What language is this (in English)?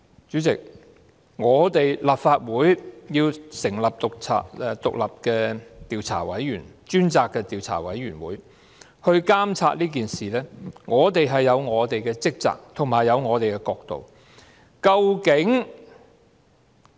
Cantonese